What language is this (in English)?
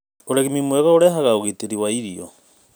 Kikuyu